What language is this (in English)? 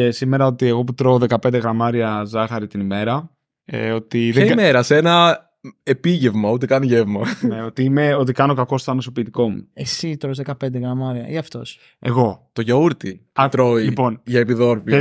Greek